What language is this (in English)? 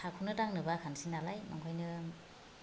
Bodo